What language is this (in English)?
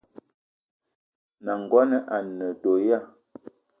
Eton (Cameroon)